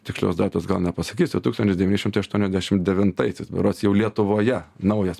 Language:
Lithuanian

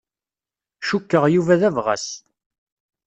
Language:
Kabyle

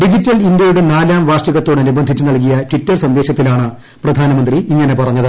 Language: Malayalam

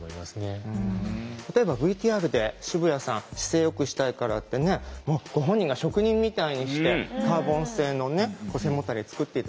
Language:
Japanese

